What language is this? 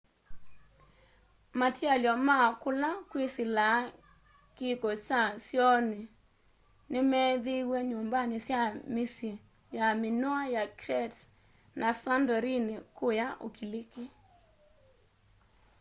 Kamba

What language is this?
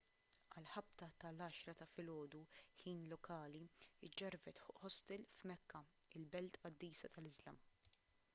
Maltese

